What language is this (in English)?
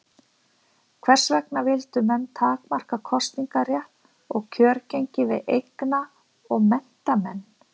Icelandic